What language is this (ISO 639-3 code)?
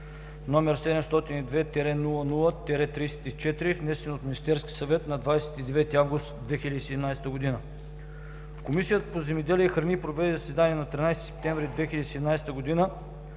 bul